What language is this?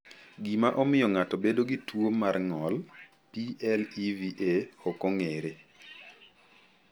Luo (Kenya and Tanzania)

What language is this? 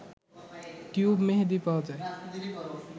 Bangla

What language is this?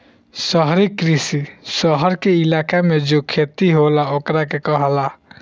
Bhojpuri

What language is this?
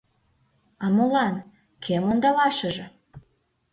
Mari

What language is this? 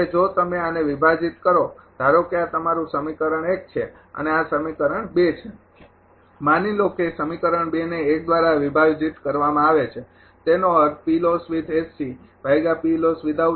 Gujarati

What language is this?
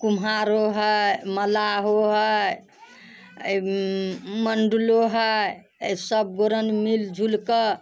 Maithili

